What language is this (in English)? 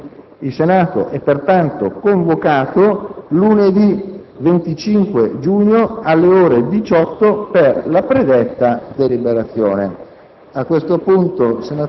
Italian